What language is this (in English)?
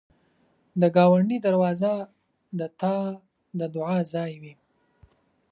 Pashto